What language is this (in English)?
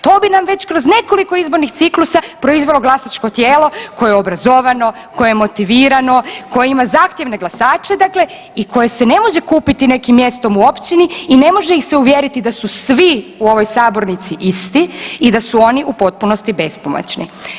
Croatian